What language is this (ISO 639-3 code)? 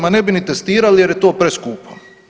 hrv